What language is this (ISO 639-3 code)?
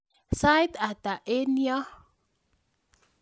kln